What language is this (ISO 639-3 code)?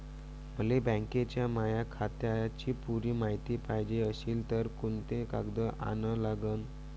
mar